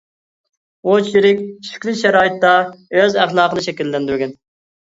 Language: Uyghur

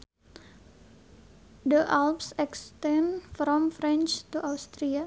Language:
Sundanese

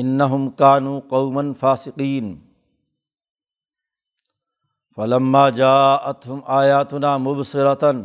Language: Urdu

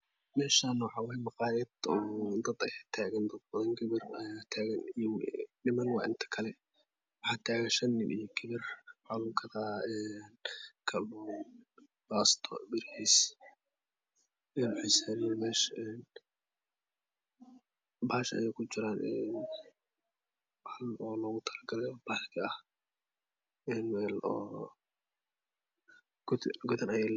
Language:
Somali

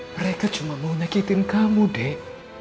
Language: Indonesian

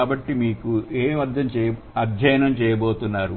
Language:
Telugu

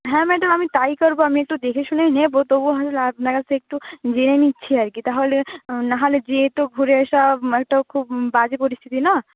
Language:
Bangla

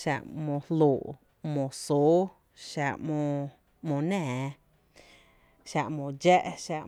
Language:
Tepinapa Chinantec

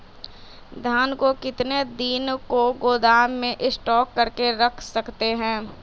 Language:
Magahi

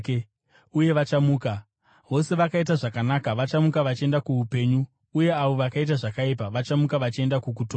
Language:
Shona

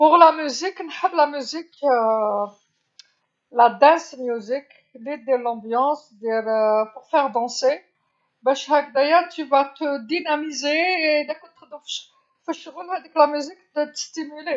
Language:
Algerian Arabic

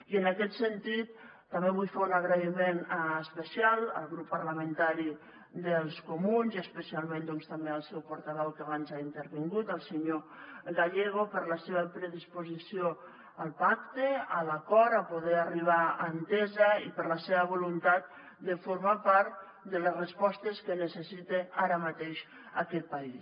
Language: Catalan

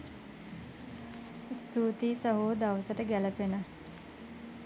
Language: Sinhala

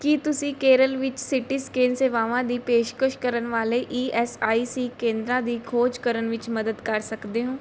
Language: Punjabi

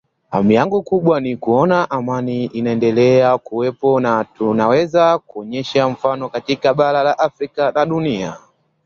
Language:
Swahili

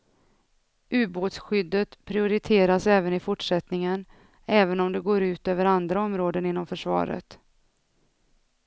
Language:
Swedish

